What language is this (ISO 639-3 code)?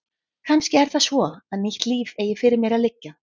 isl